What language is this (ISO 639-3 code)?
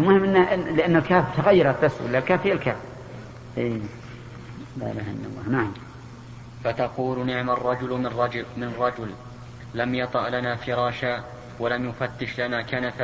ara